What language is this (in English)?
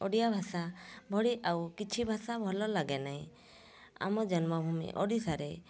Odia